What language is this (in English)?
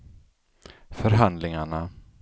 Swedish